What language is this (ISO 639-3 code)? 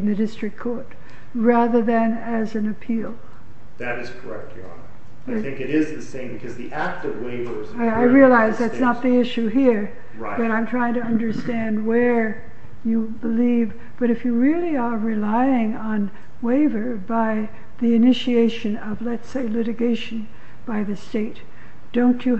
eng